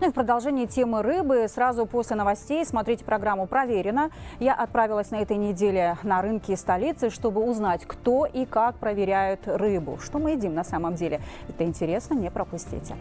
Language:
Russian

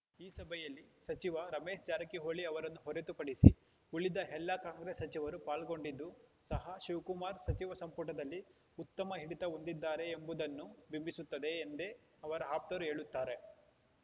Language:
Kannada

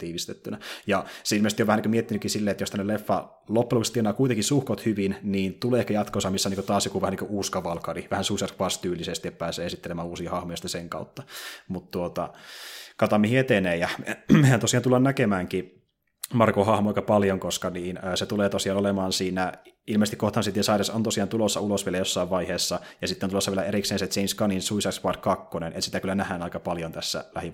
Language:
Finnish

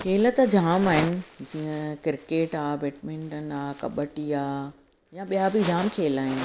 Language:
Sindhi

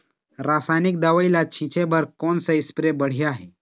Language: Chhattisgarhi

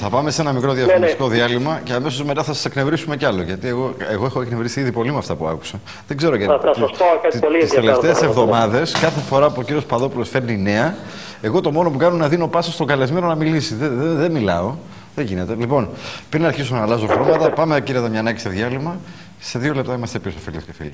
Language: Greek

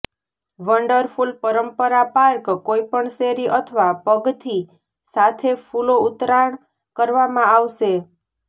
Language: Gujarati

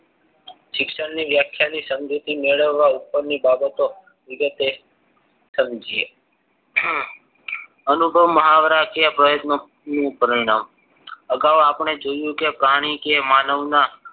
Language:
Gujarati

